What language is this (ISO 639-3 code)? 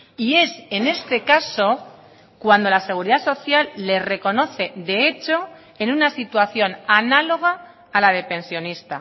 spa